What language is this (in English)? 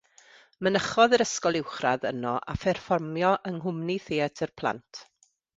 Welsh